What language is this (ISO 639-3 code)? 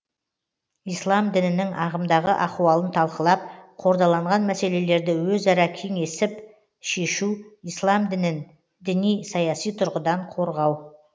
kaz